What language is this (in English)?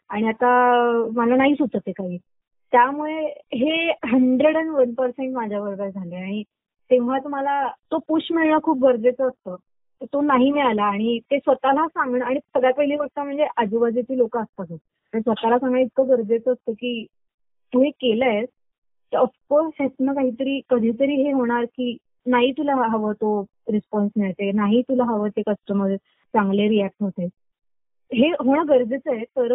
Marathi